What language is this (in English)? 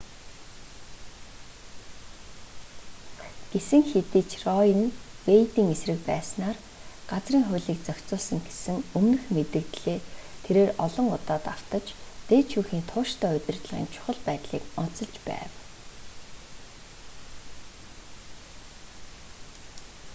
Mongolian